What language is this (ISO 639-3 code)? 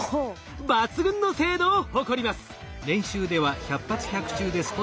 jpn